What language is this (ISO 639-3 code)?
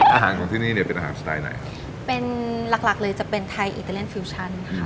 tha